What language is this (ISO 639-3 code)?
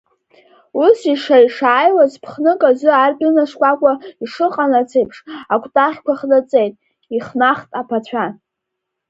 abk